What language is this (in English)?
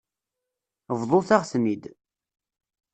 Kabyle